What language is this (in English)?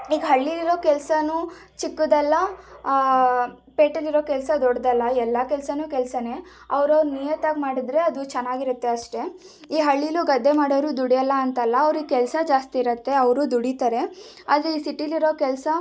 Kannada